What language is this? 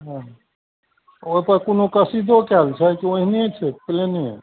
Maithili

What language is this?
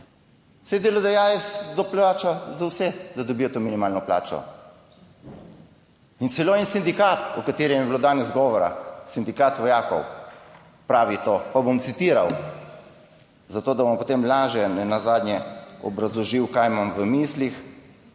Slovenian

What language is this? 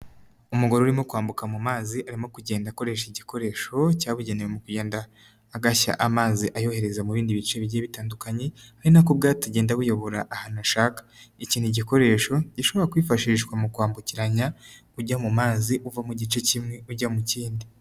Kinyarwanda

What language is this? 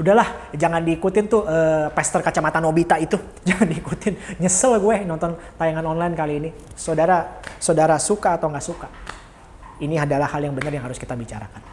Indonesian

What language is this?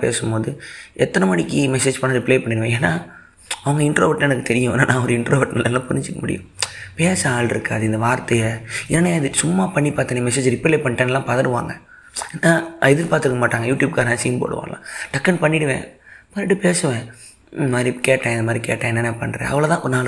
Tamil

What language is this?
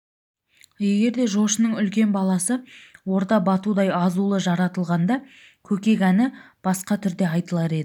Kazakh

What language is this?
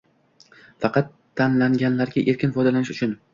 Uzbek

